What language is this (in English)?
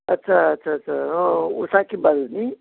Nepali